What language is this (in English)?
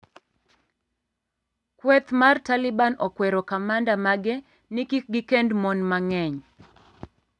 Luo (Kenya and Tanzania)